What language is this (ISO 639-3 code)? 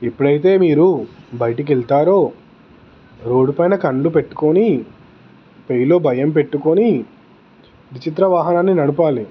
tel